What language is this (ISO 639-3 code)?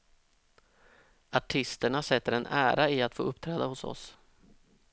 swe